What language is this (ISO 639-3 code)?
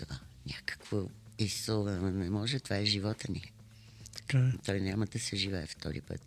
bul